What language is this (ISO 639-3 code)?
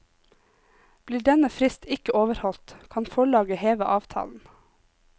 nor